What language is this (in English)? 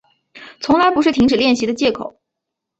Chinese